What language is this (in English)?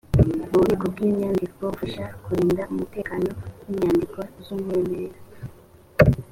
Kinyarwanda